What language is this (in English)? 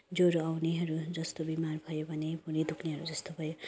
Nepali